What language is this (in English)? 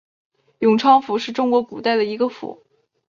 Chinese